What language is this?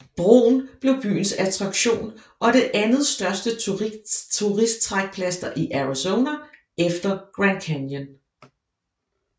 Danish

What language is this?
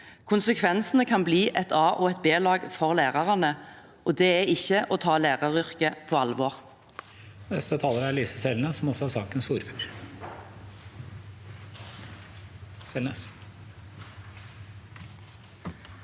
Norwegian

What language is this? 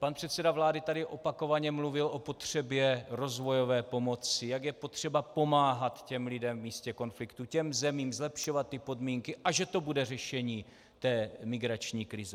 Czech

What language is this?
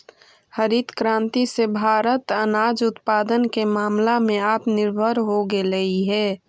Magahi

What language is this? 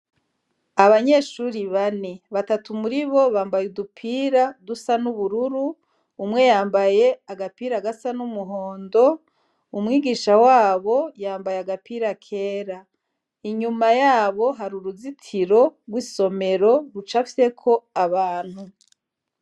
Rundi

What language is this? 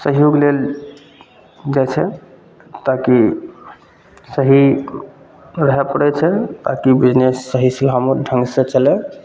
Maithili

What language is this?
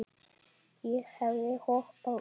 Icelandic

